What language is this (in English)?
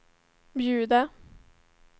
Swedish